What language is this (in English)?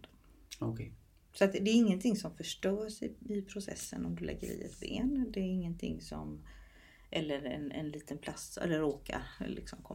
Swedish